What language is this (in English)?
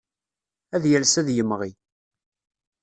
Kabyle